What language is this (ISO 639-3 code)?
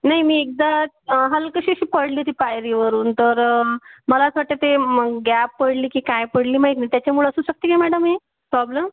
mar